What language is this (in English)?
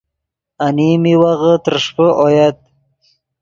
Yidgha